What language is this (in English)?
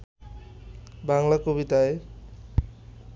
Bangla